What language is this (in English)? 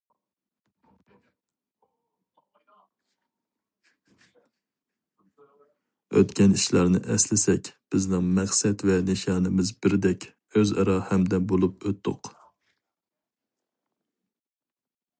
Uyghur